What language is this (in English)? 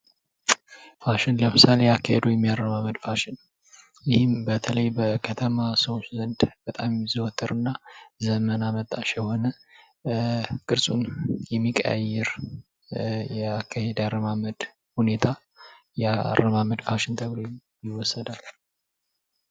Amharic